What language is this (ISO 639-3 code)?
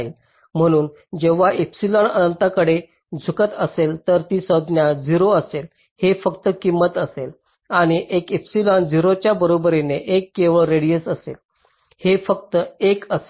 mar